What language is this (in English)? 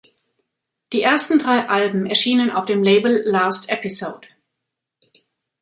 German